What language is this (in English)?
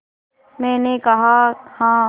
Hindi